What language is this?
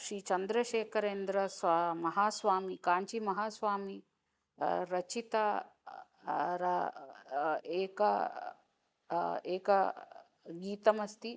Sanskrit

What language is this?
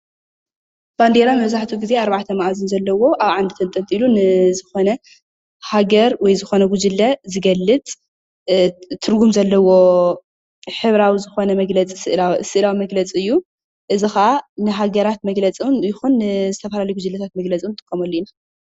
Tigrinya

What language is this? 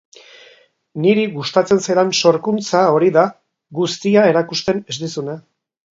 Basque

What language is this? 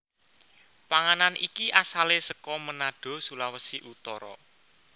Javanese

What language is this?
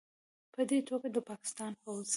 Pashto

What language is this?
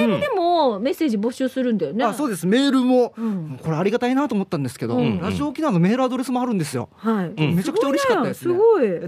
Japanese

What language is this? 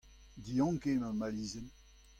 Breton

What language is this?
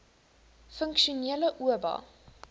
Afrikaans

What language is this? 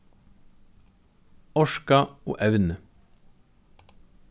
Faroese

